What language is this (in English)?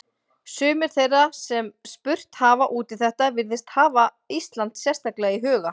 Icelandic